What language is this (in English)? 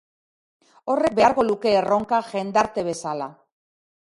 Basque